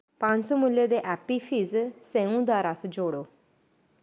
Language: Dogri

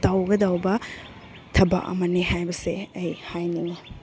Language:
Manipuri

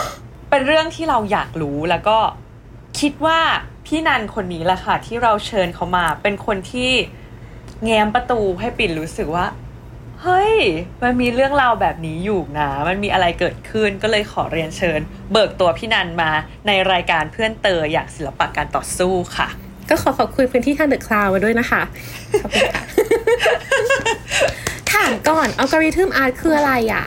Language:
Thai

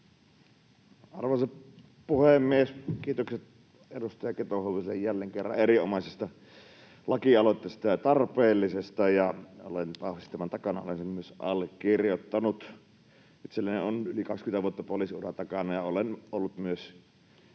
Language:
Finnish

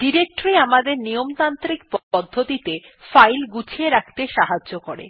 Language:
Bangla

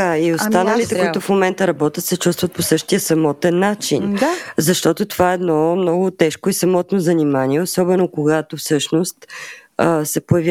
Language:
Bulgarian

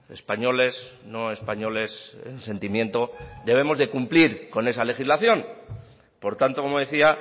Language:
Spanish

